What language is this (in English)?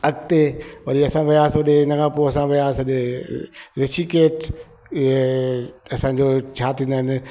Sindhi